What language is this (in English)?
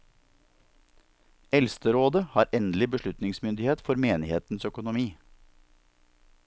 Norwegian